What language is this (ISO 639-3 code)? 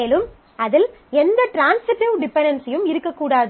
tam